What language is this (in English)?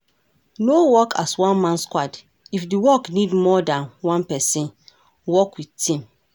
Nigerian Pidgin